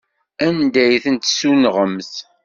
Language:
Kabyle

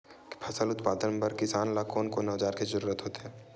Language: Chhattisgarhi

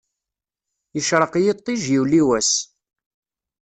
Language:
Kabyle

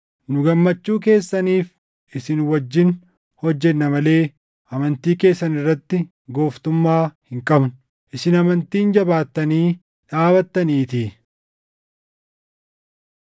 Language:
Oromo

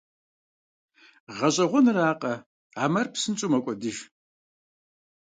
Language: Kabardian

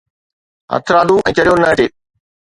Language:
Sindhi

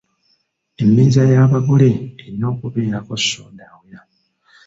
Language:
Ganda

